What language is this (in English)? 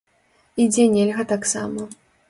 Belarusian